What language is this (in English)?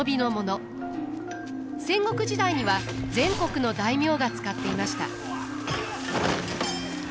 Japanese